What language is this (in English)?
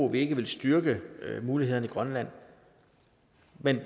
Danish